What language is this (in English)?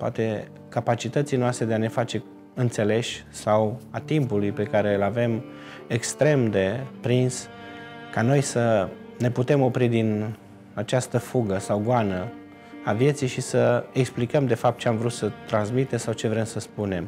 Romanian